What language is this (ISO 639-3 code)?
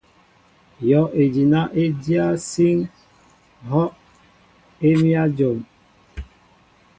mbo